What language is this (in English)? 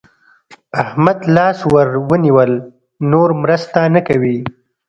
Pashto